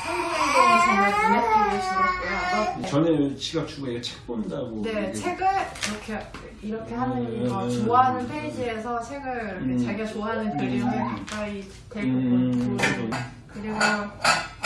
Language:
Korean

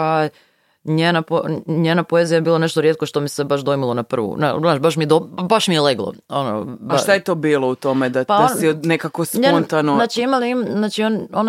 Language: Croatian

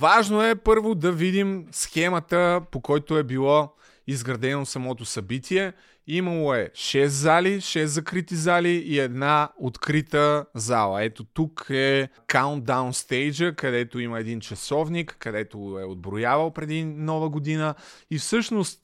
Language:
Bulgarian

